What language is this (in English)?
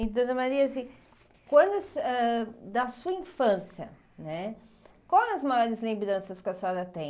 Portuguese